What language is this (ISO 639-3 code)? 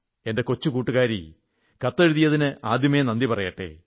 mal